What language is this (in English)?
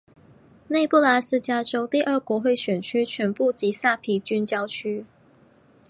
Chinese